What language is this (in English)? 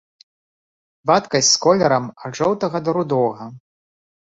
Belarusian